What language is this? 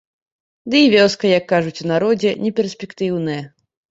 Belarusian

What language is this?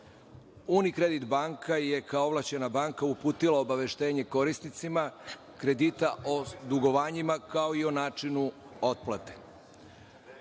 Serbian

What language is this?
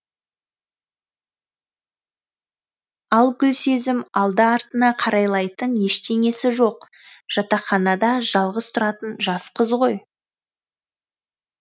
Kazakh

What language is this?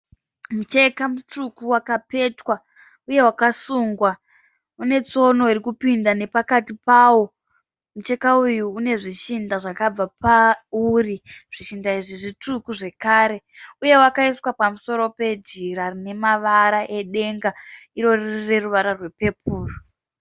Shona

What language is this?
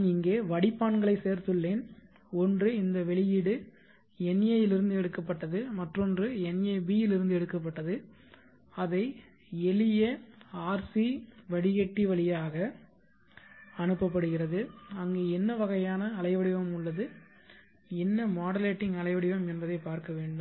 Tamil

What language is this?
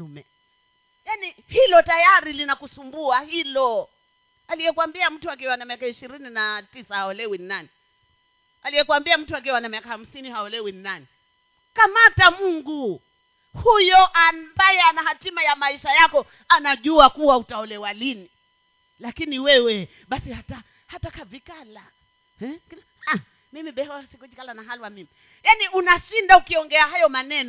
Swahili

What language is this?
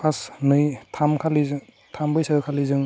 Bodo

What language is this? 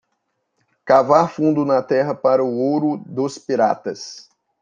Portuguese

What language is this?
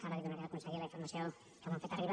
Catalan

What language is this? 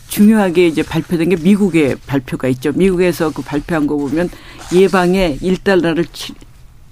Korean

